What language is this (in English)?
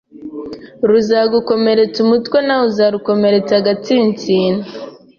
Kinyarwanda